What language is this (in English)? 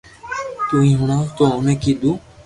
Loarki